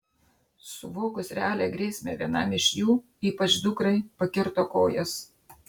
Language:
Lithuanian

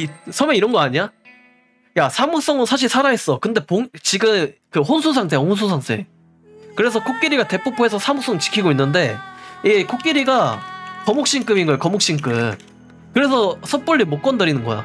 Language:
Korean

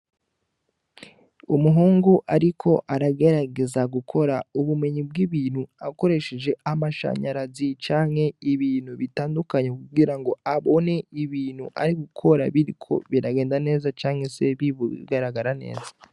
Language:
Rundi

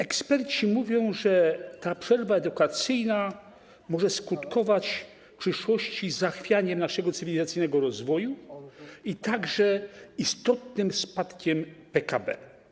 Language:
Polish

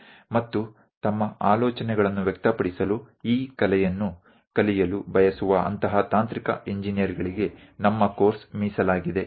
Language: Gujarati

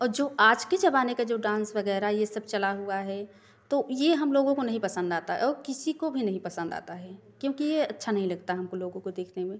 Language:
Hindi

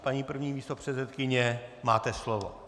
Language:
Czech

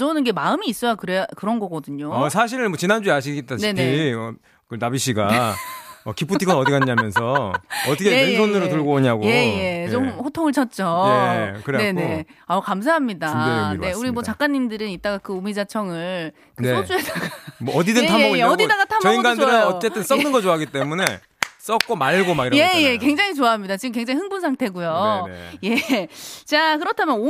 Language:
Korean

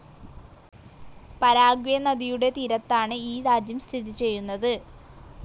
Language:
Malayalam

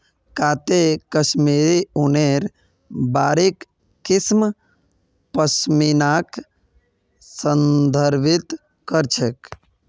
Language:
Magahi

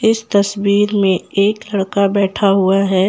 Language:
Hindi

